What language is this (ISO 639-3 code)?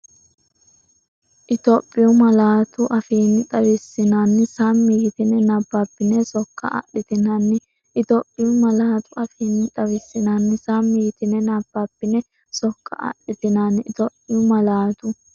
sid